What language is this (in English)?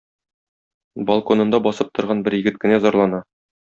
Tatar